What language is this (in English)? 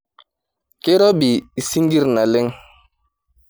Masai